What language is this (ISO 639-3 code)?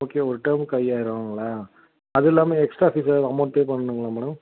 tam